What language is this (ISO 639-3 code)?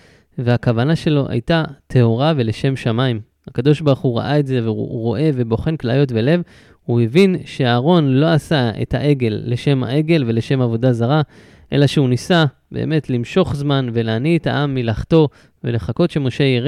heb